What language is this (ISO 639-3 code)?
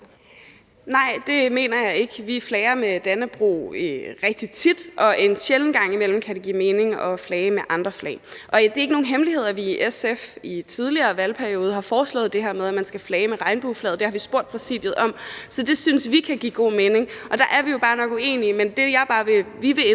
dan